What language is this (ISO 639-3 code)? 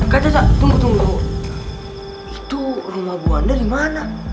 ind